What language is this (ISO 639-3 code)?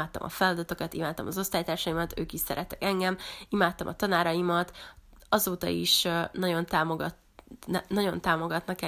hun